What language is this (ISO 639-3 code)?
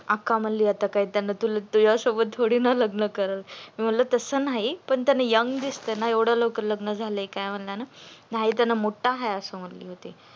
mar